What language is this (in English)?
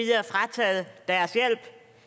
Danish